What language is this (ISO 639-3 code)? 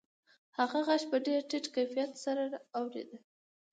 pus